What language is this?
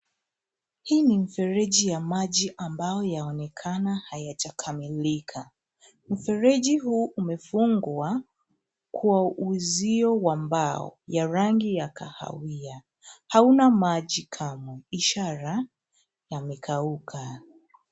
Swahili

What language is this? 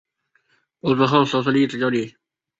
Chinese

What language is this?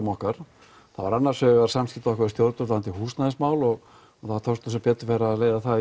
Icelandic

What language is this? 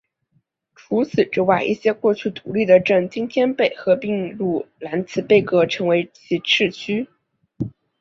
Chinese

